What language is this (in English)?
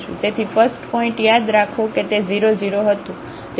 Gujarati